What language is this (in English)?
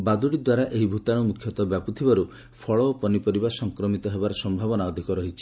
Odia